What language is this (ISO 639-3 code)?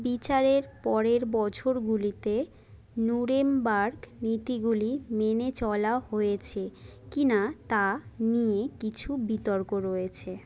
ben